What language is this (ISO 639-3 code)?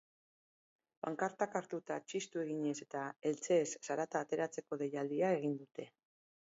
eus